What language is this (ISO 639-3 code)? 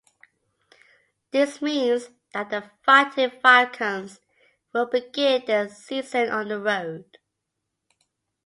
eng